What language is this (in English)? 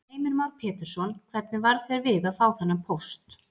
Icelandic